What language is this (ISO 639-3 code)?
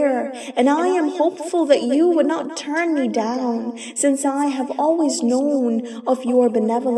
eng